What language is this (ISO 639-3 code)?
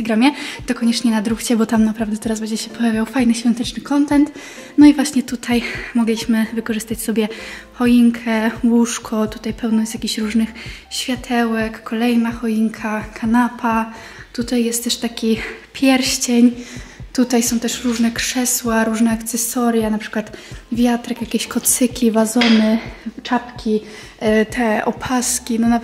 pol